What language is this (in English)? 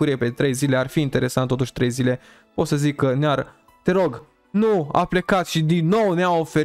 Romanian